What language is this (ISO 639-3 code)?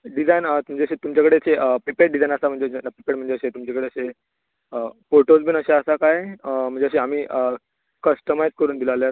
kok